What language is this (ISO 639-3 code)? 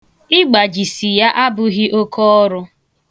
ibo